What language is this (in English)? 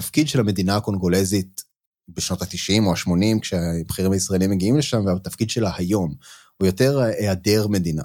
Hebrew